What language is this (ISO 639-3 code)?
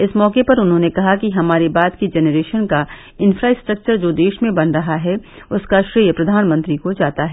hin